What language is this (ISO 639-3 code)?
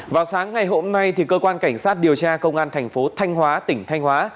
vie